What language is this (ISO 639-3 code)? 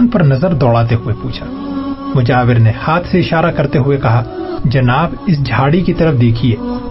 urd